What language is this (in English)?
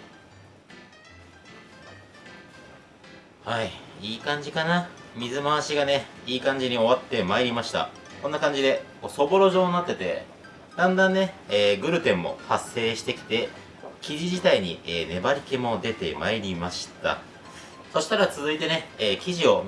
Japanese